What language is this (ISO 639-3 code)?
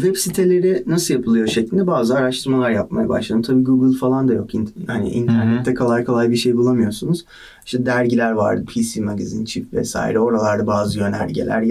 tur